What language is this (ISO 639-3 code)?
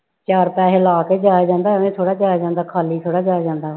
pan